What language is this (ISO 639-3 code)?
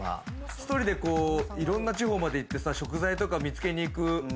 jpn